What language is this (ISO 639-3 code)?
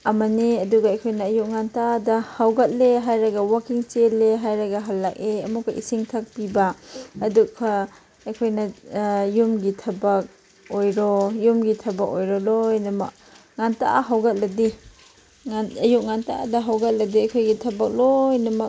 mni